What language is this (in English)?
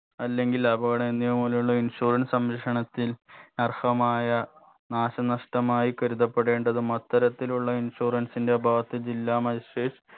Malayalam